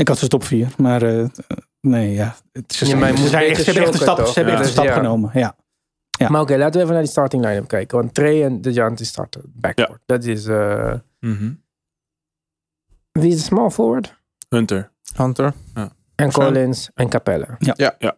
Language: Dutch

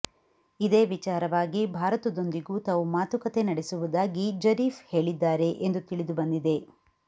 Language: Kannada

